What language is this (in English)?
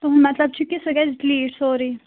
Kashmiri